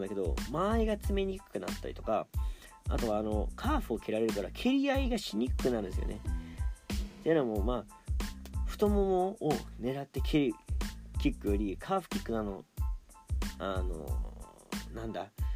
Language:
Japanese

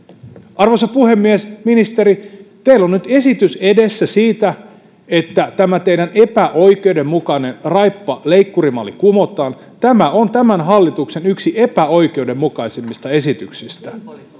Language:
Finnish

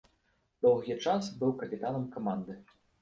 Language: Belarusian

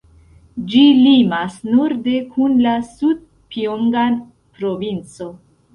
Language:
Esperanto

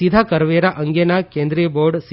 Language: Gujarati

